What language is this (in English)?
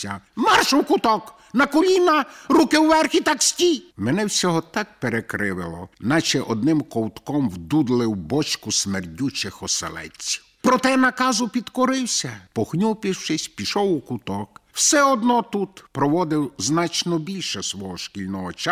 Ukrainian